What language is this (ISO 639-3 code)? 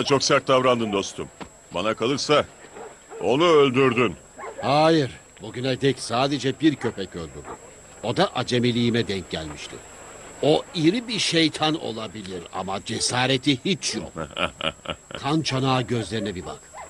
tur